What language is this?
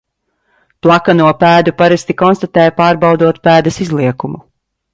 Latvian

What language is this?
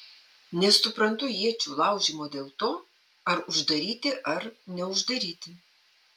Lithuanian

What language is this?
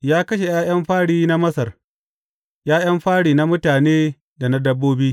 Hausa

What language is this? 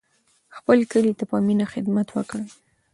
Pashto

